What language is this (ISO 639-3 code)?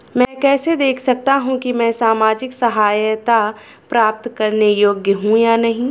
hin